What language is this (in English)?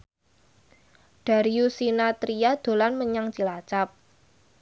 Javanese